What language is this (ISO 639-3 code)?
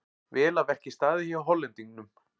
isl